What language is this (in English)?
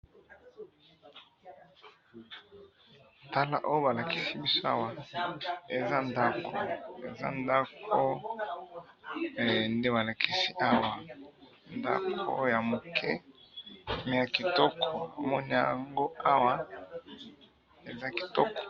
Lingala